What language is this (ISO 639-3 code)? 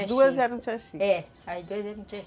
por